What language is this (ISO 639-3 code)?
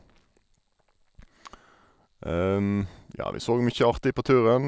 nor